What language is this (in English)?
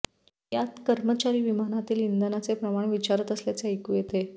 Marathi